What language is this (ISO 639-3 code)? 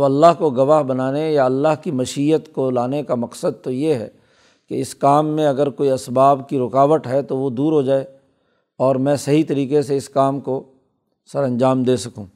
urd